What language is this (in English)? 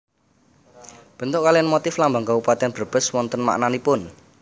Javanese